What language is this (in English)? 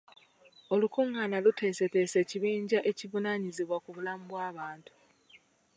Ganda